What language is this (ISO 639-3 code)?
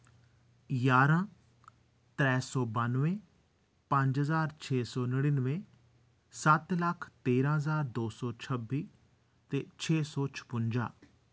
doi